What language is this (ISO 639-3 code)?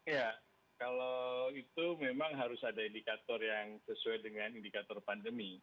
ind